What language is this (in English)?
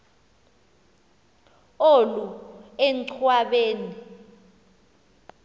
Xhosa